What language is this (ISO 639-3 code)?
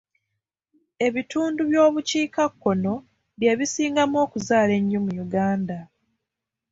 lug